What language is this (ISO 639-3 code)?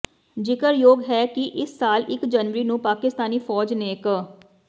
pan